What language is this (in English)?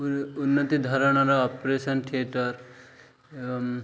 Odia